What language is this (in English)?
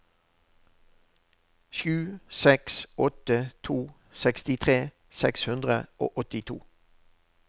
Norwegian